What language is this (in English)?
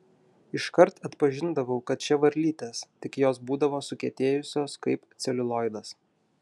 Lithuanian